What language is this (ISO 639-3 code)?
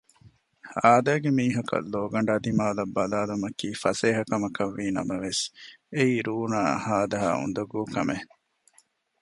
div